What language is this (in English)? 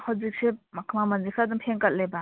Manipuri